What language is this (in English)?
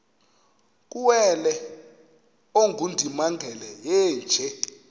Xhosa